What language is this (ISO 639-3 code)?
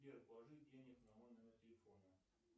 rus